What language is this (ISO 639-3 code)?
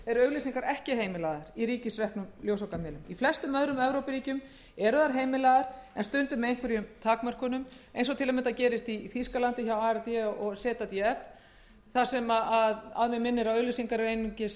isl